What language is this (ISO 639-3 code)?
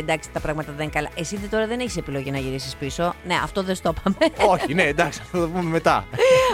ell